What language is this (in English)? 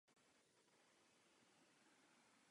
Czech